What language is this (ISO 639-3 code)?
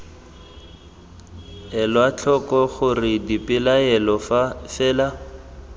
tsn